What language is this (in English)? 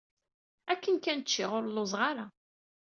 Kabyle